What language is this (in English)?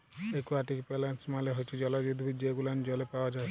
Bangla